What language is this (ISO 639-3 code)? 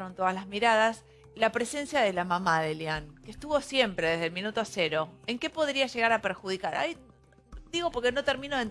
spa